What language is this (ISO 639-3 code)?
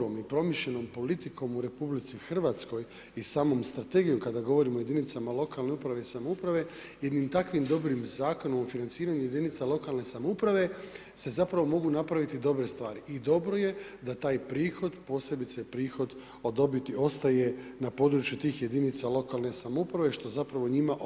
hrv